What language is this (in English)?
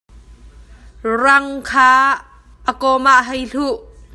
Hakha Chin